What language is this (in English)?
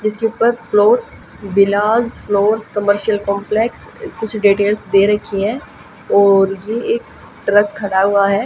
Hindi